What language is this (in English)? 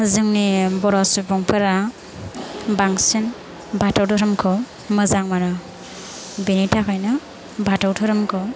Bodo